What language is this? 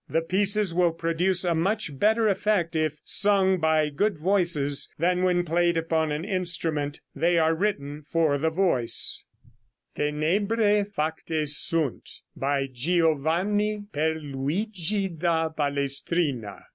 English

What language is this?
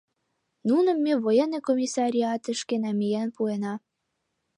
Mari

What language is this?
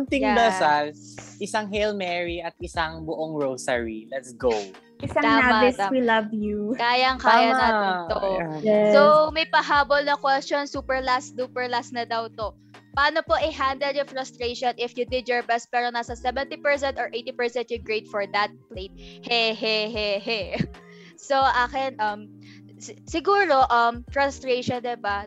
Filipino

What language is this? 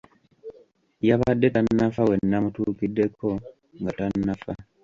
Ganda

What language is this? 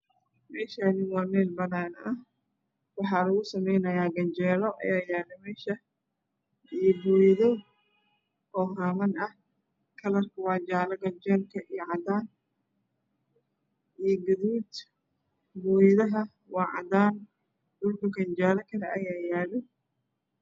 Somali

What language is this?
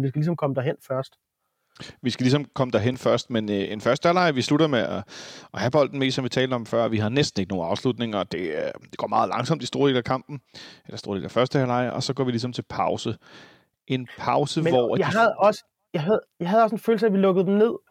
Danish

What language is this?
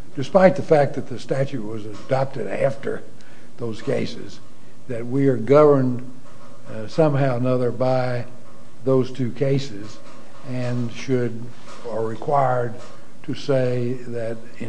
English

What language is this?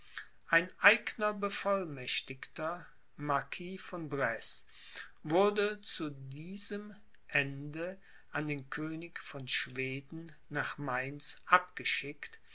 German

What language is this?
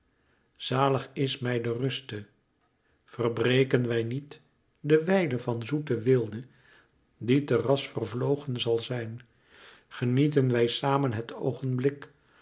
Dutch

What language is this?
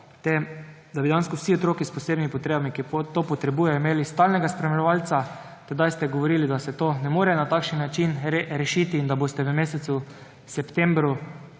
Slovenian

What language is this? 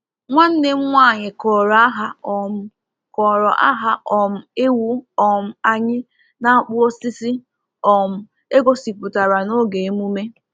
Igbo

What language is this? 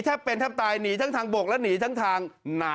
Thai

